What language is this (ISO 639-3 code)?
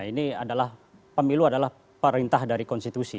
ind